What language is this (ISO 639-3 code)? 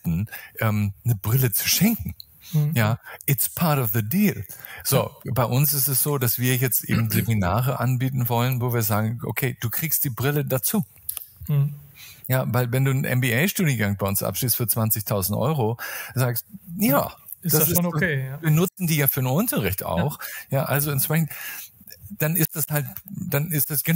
deu